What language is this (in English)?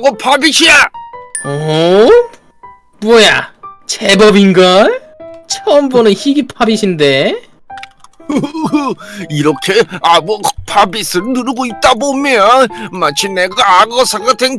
Korean